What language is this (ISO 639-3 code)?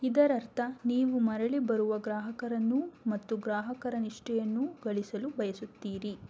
kan